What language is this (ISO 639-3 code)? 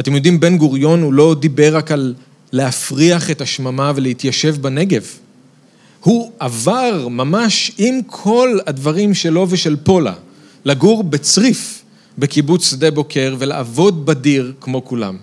heb